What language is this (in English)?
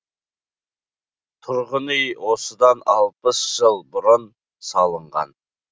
Kazakh